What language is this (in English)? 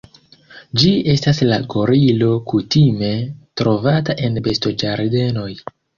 Esperanto